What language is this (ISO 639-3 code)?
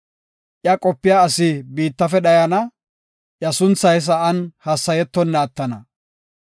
gof